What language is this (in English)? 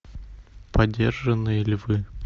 Russian